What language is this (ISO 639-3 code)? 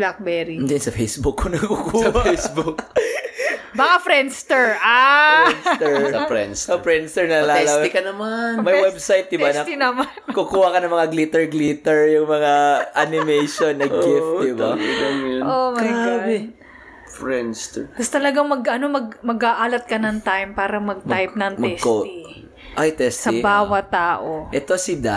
fil